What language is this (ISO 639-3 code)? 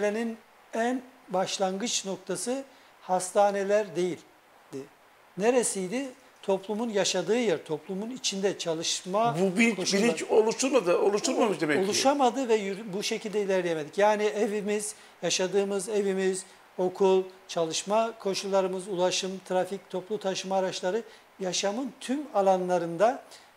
tur